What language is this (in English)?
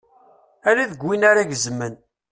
Kabyle